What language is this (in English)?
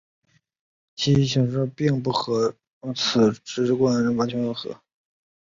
Chinese